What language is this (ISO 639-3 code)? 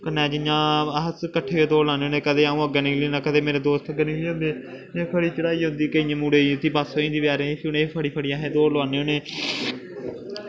doi